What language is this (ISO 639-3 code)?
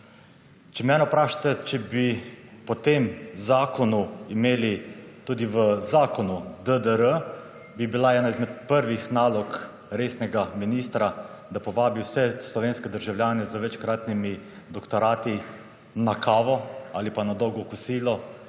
slv